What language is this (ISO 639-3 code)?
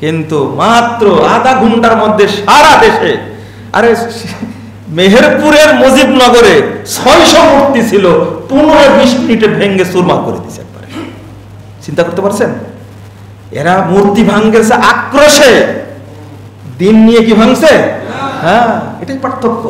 ind